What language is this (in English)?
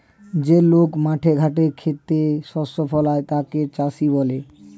Bangla